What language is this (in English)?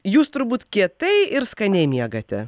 Lithuanian